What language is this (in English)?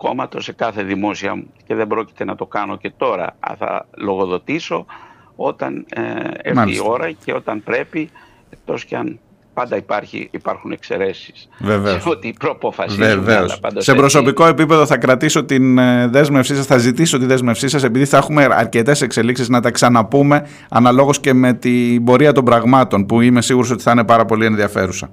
Greek